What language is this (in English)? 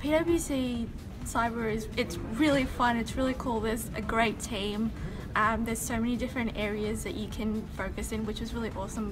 English